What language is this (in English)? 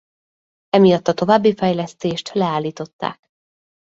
Hungarian